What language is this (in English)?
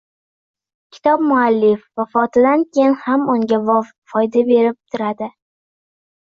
Uzbek